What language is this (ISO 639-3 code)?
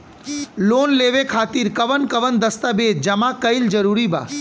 bho